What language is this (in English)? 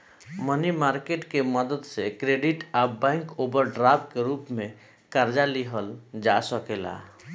Bhojpuri